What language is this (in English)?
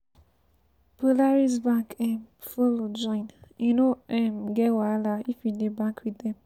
Nigerian Pidgin